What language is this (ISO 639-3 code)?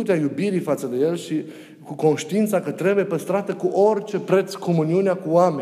ron